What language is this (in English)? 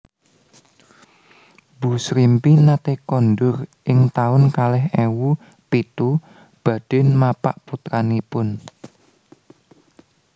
Javanese